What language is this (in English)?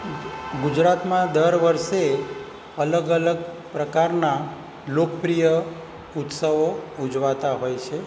Gujarati